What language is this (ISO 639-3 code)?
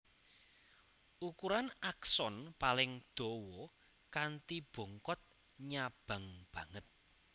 jav